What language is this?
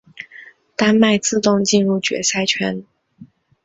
Chinese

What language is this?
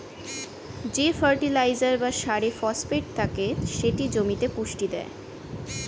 Bangla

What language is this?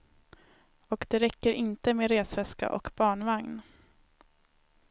Swedish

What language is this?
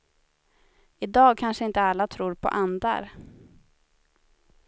Swedish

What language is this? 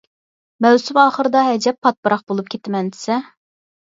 Uyghur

